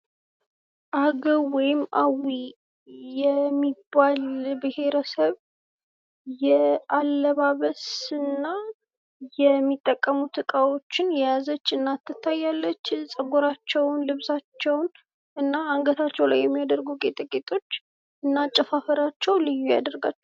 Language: Amharic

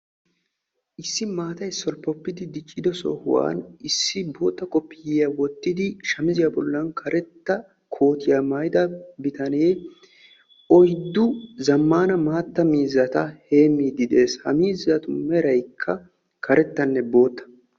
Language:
Wolaytta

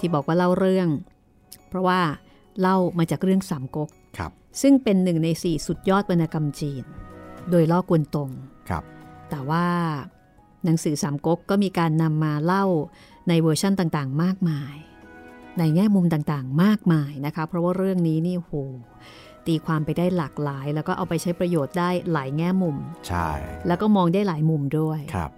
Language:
Thai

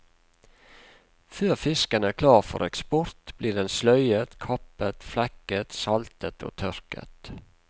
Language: Norwegian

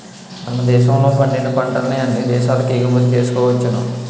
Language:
Telugu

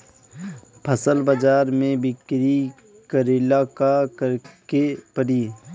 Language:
Bhojpuri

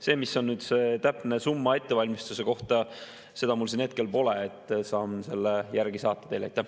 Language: Estonian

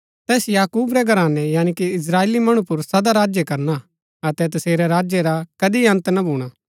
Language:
Gaddi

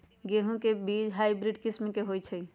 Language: Magahi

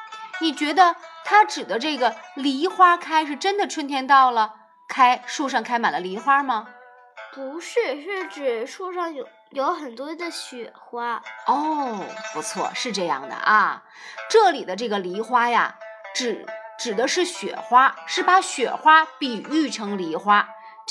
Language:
Chinese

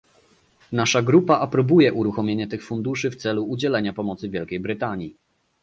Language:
Polish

